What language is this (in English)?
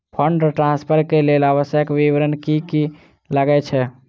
Maithili